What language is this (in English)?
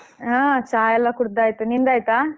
Kannada